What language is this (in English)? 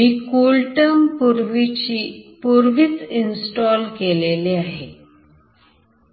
Marathi